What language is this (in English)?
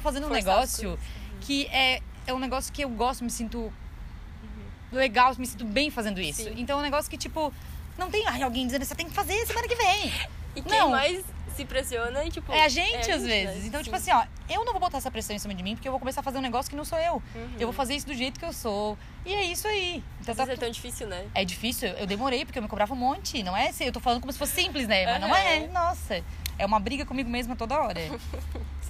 Portuguese